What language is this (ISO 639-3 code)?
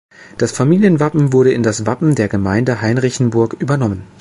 deu